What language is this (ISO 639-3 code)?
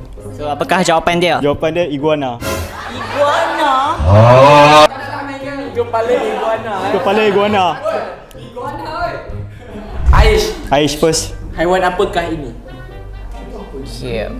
msa